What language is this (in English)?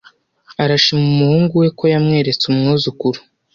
Kinyarwanda